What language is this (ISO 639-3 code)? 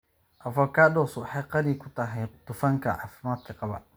som